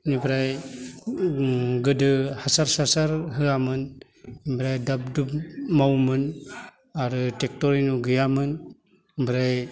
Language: Bodo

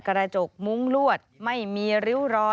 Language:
Thai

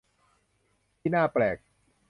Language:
Thai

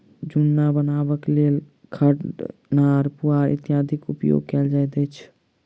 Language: Maithili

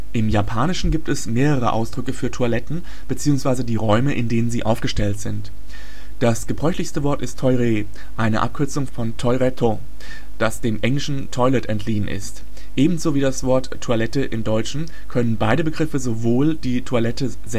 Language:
German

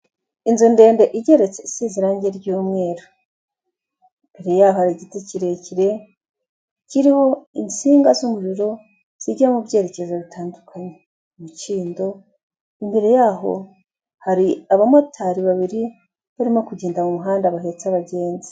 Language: Kinyarwanda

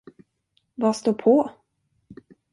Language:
Swedish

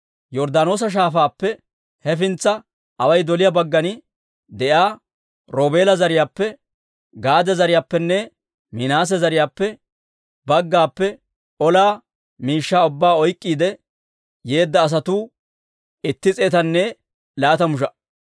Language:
Dawro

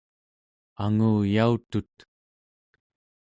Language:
Central Yupik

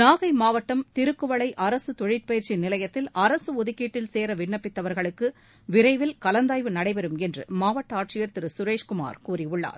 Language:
Tamil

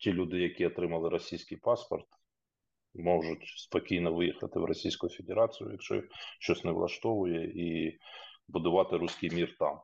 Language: Ukrainian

